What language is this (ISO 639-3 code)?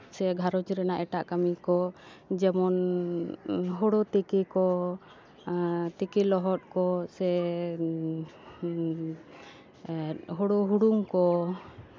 sat